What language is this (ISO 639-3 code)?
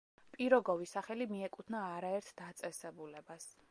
kat